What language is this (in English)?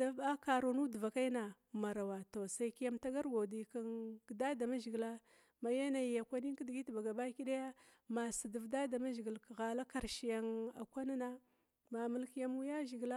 Glavda